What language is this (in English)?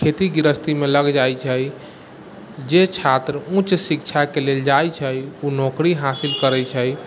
Maithili